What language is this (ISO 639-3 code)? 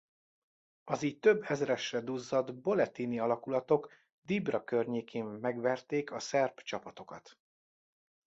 hun